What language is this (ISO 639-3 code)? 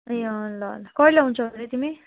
nep